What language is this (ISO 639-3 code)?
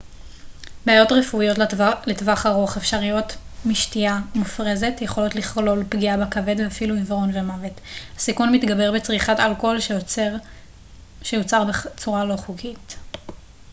heb